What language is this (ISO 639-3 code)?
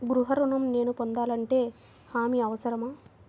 tel